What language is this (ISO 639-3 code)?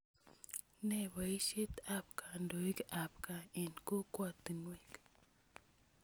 kln